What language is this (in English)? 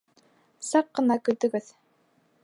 Bashkir